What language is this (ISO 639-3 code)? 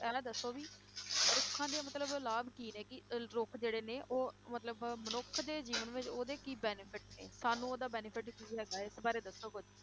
pan